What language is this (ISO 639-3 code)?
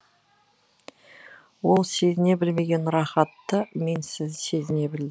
kaz